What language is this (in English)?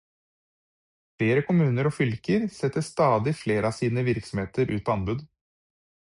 Norwegian Bokmål